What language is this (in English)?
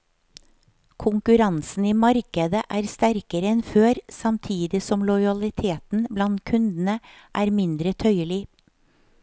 Norwegian